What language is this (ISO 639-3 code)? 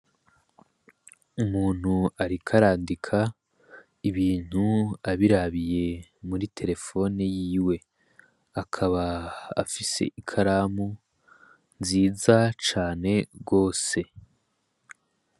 run